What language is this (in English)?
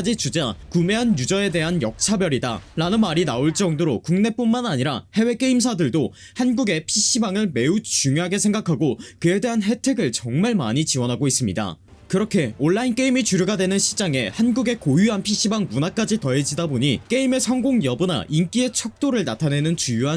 Korean